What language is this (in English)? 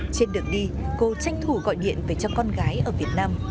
Vietnamese